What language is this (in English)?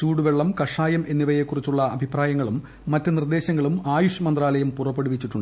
Malayalam